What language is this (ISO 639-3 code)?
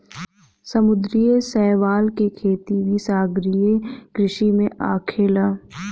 bho